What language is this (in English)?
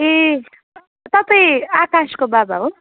Nepali